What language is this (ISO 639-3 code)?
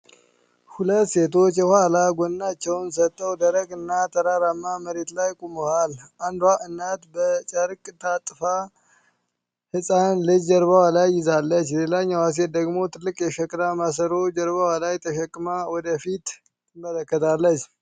amh